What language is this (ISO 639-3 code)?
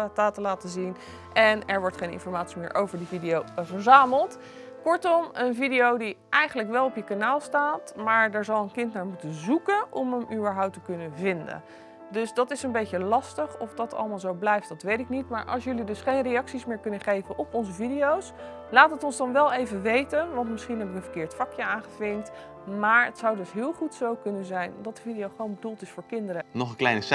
nld